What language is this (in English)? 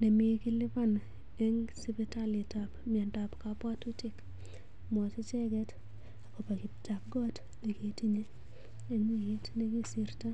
Kalenjin